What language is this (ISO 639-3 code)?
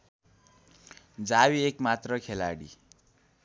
nep